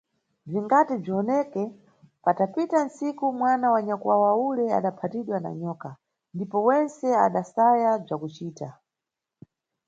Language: Nyungwe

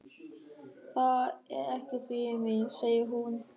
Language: Icelandic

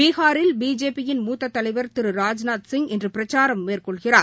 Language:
Tamil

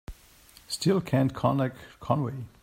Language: English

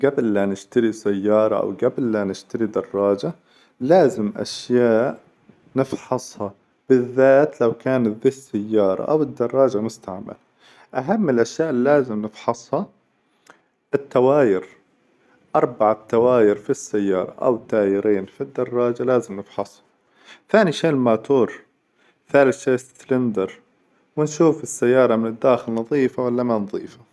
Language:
Hijazi Arabic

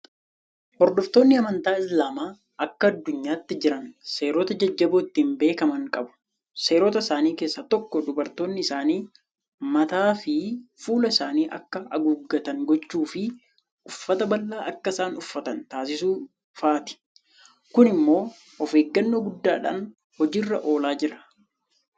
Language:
Oromo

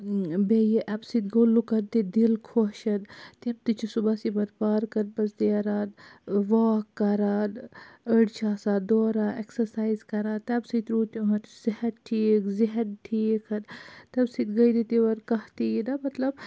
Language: Kashmiri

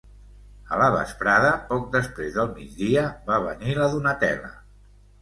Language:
Catalan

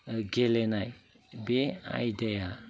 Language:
Bodo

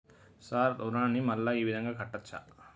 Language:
Telugu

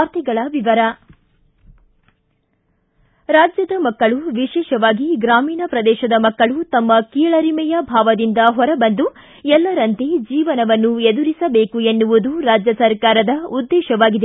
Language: Kannada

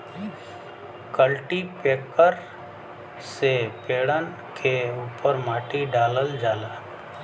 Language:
Bhojpuri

